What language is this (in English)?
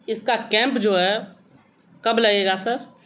Urdu